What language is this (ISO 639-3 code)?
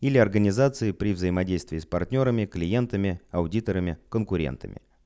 rus